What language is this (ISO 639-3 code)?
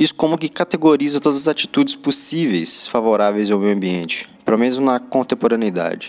por